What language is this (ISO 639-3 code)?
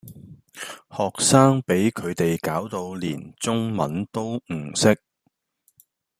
yue